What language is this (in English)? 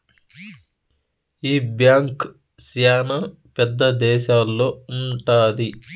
Telugu